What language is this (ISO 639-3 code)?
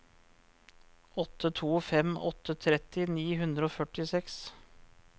nor